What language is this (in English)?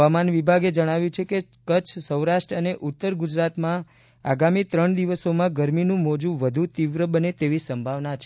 Gujarati